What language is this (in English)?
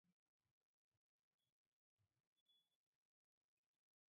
Mari